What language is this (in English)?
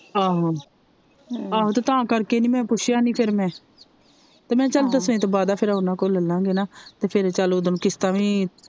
Punjabi